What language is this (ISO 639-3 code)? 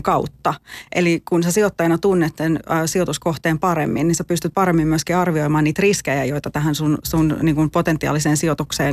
fin